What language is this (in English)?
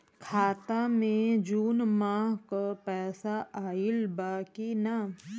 Bhojpuri